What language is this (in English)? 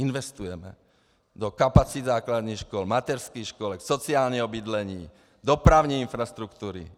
Czech